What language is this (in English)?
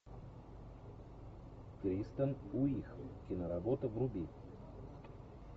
Russian